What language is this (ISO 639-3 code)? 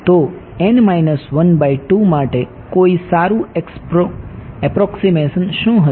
guj